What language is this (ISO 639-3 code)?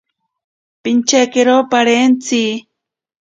prq